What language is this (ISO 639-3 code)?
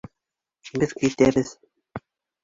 bak